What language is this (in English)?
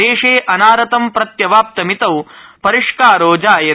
Sanskrit